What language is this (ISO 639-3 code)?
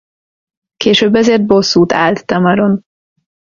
hun